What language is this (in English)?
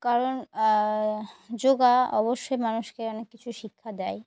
Bangla